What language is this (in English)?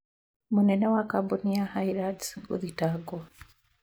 Kikuyu